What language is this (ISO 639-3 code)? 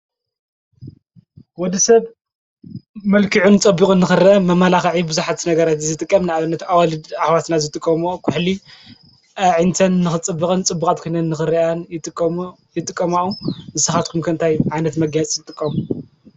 tir